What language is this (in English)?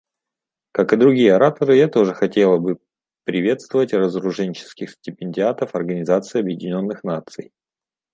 Russian